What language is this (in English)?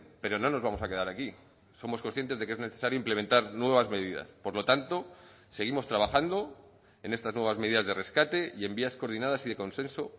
Spanish